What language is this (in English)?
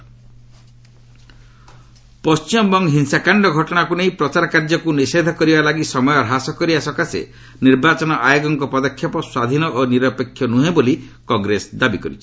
Odia